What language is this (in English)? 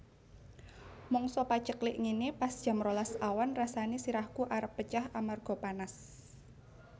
Javanese